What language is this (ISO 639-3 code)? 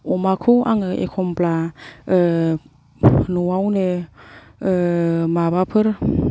brx